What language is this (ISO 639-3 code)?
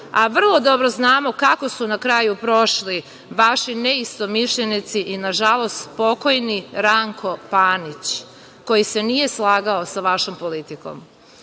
srp